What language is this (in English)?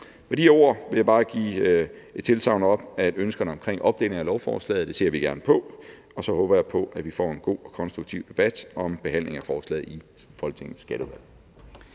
Danish